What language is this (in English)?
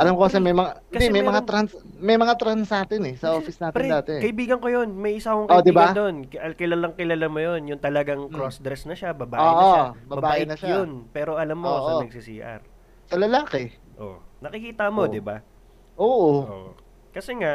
Filipino